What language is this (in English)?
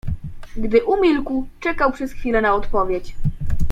Polish